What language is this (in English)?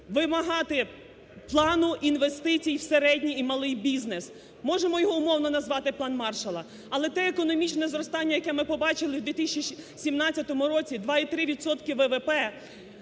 Ukrainian